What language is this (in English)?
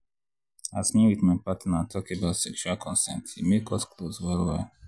Nigerian Pidgin